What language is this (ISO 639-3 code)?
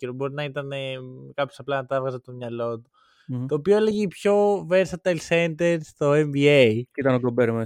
ell